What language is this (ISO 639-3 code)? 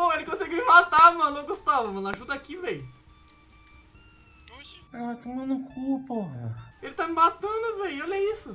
por